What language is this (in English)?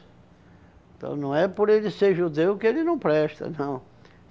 Portuguese